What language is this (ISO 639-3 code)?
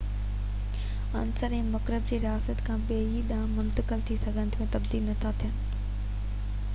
snd